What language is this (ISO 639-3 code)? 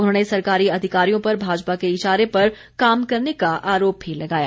hin